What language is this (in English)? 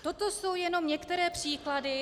Czech